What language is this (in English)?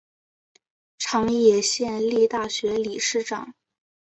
Chinese